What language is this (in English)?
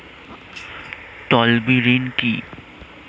Bangla